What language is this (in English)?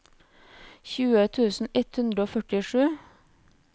Norwegian